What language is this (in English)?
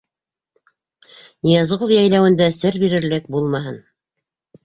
Bashkir